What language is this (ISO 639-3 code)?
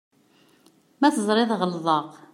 kab